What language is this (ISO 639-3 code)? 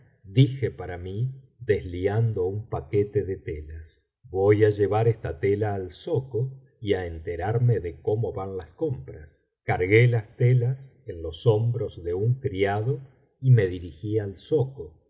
spa